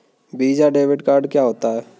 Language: Hindi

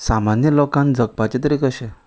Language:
Konkani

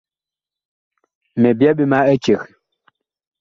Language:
Bakoko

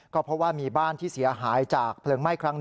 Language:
Thai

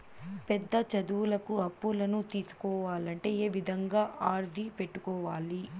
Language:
Telugu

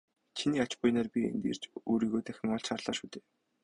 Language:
Mongolian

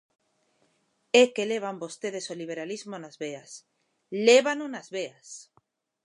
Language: Galician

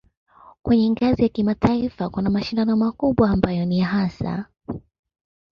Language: Swahili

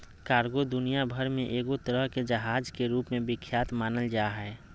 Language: Magahi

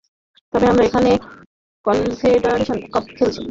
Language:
Bangla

